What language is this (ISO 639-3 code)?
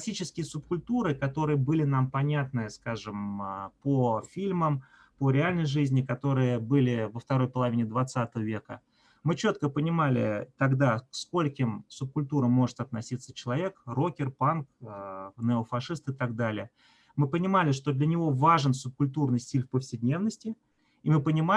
rus